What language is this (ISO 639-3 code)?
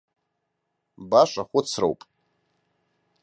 abk